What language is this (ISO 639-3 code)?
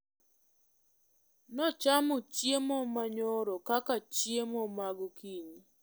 luo